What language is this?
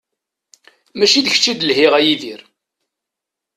Kabyle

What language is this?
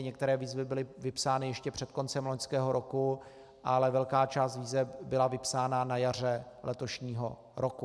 Czech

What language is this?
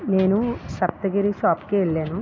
Telugu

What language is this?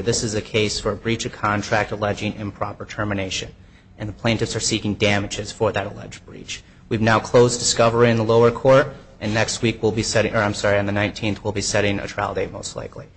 English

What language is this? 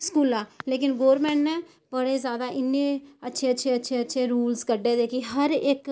Dogri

